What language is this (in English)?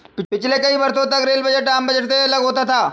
Hindi